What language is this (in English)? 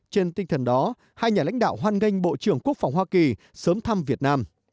Vietnamese